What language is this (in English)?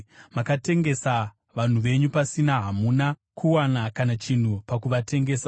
Shona